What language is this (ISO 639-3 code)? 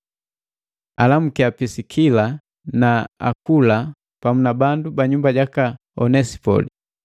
mgv